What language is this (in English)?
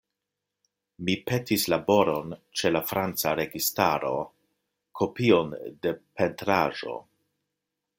Esperanto